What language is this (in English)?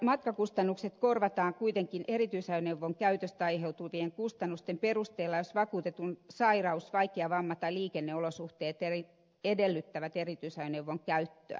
Finnish